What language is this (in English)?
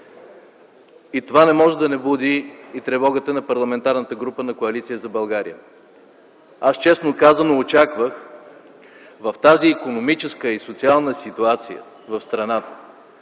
Bulgarian